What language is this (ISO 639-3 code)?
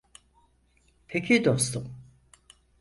tur